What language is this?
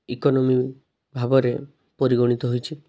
Odia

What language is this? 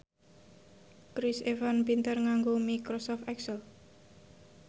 Javanese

